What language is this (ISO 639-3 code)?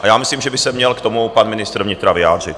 ces